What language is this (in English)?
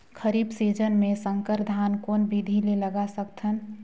Chhattisgarhi